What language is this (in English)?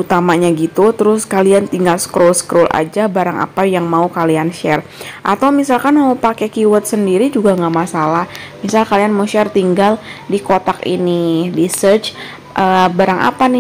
Indonesian